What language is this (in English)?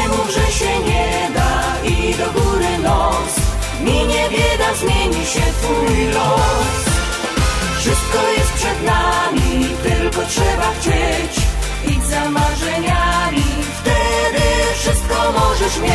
Polish